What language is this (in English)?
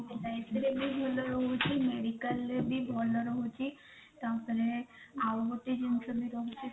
Odia